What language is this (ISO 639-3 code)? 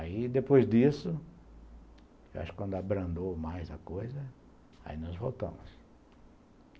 por